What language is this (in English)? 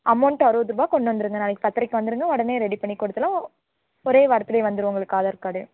Tamil